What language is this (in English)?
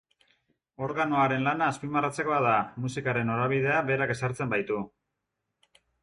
Basque